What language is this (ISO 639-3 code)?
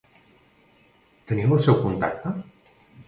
cat